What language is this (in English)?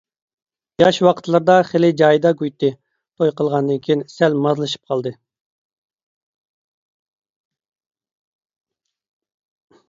Uyghur